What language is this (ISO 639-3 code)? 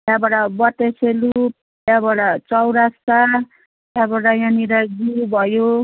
nep